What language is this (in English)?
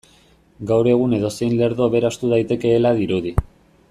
Basque